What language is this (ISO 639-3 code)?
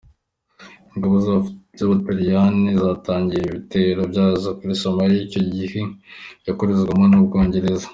kin